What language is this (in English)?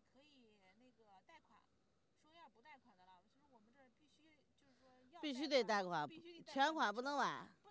Chinese